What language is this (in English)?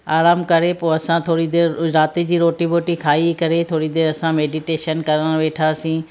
Sindhi